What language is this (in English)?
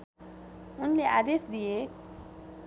Nepali